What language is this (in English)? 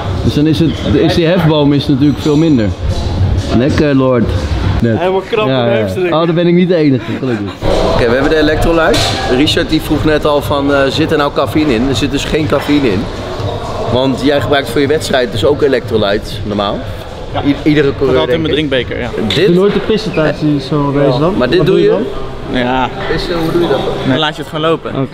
Dutch